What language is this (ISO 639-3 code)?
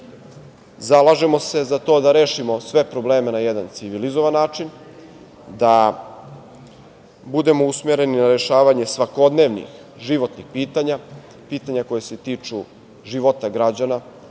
srp